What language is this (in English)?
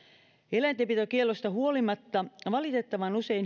Finnish